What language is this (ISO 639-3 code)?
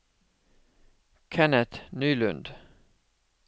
nor